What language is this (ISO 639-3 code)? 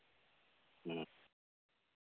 sat